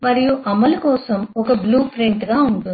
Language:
Telugu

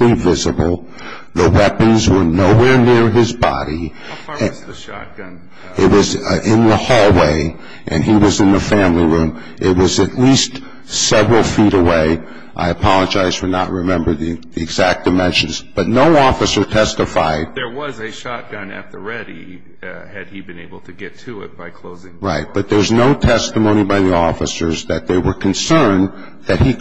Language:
English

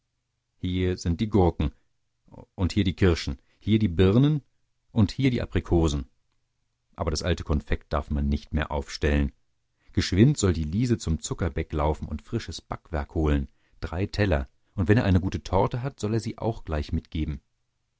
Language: German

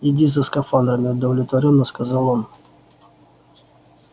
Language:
Russian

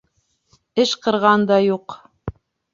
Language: Bashkir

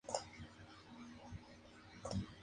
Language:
Spanish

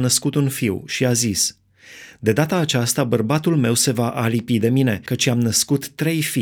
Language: Romanian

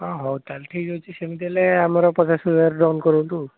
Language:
Odia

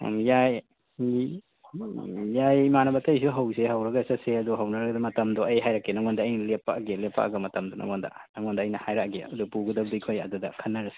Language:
Manipuri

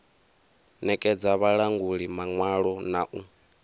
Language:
Venda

